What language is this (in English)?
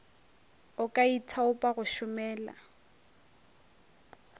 Northern Sotho